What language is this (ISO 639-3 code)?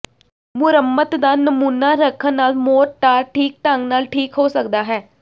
pan